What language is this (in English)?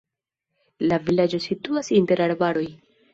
Esperanto